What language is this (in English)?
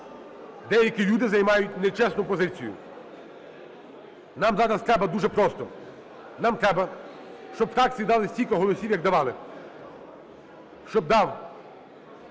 Ukrainian